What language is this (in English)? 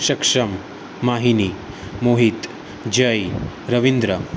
Gujarati